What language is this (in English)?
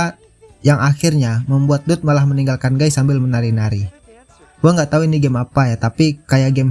Indonesian